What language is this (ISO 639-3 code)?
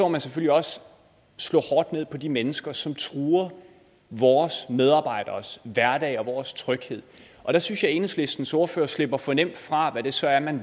dan